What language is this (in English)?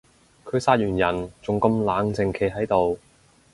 Cantonese